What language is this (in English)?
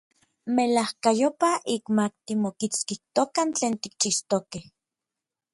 Orizaba Nahuatl